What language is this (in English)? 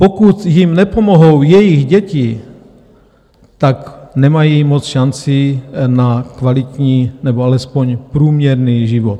Czech